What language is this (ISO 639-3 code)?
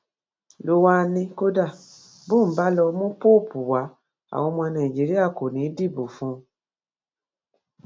yor